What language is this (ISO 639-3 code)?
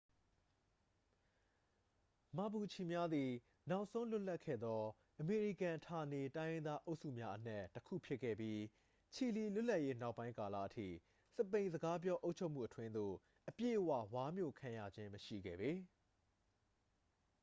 mya